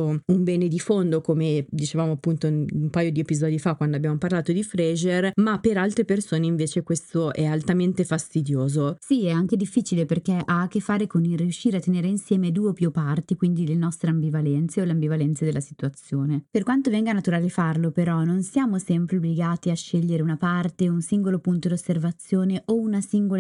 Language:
Italian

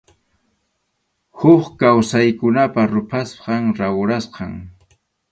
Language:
Arequipa-La Unión Quechua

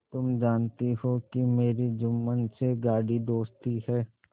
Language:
Hindi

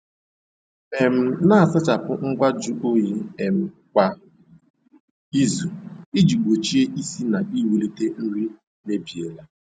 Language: Igbo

